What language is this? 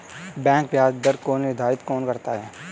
Hindi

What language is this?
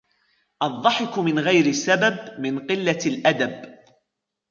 Arabic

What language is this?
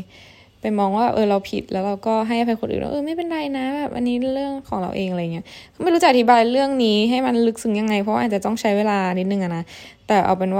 Thai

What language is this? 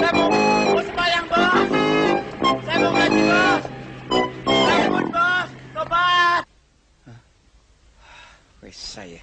Indonesian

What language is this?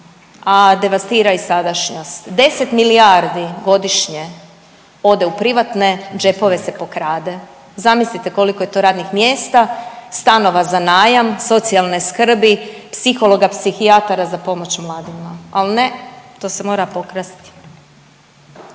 Croatian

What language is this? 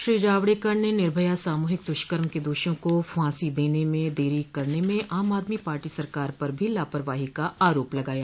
Hindi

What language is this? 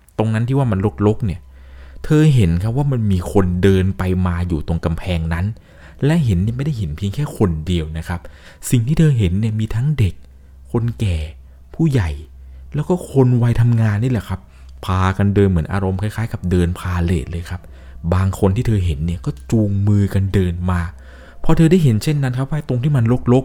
Thai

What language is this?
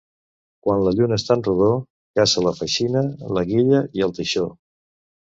Catalan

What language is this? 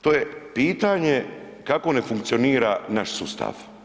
Croatian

